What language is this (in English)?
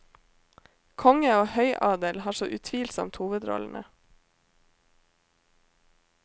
Norwegian